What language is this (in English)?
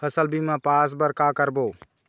Chhattisgarhi